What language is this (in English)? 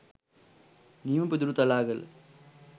Sinhala